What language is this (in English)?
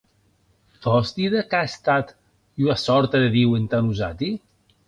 Occitan